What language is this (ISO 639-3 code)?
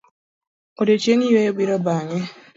luo